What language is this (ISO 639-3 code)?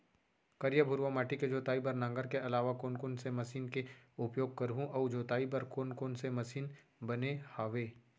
hne